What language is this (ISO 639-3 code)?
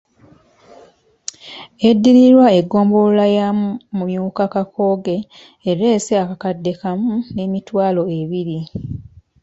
lug